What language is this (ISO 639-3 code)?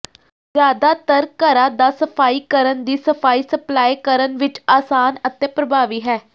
pan